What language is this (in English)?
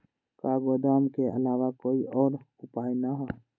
Magahi